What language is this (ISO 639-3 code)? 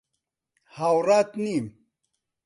ckb